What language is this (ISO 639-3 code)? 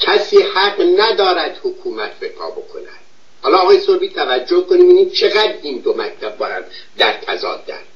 fas